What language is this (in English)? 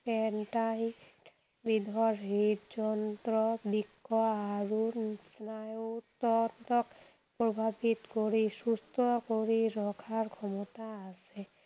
Assamese